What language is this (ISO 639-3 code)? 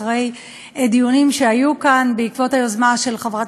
heb